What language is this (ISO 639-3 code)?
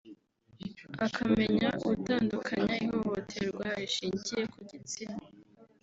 kin